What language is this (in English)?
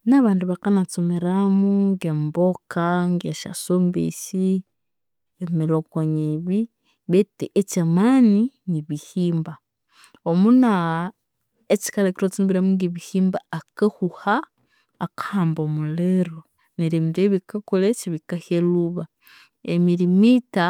Konzo